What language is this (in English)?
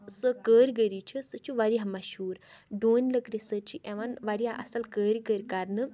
Kashmiri